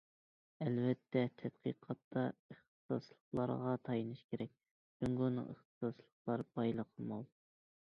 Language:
Uyghur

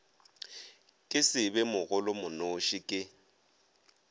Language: Northern Sotho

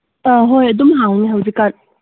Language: Manipuri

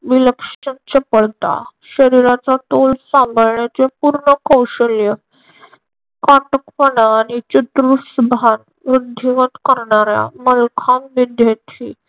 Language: Marathi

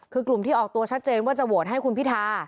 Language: Thai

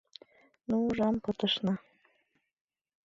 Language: Mari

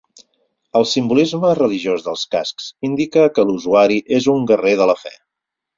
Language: Catalan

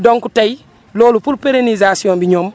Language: Wolof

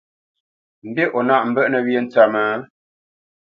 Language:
Bamenyam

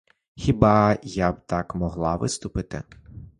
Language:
Ukrainian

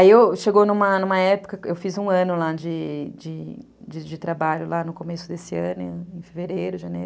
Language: Portuguese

